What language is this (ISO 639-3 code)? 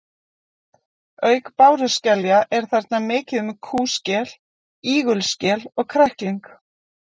isl